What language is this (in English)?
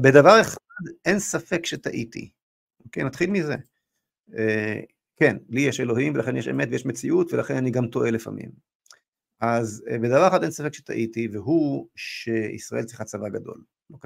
Hebrew